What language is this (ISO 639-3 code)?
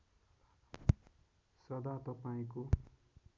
nep